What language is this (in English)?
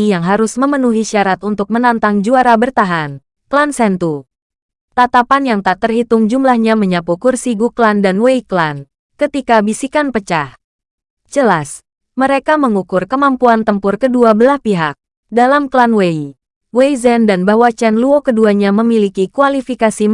Indonesian